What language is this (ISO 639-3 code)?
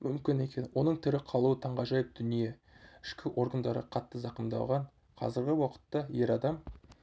kaz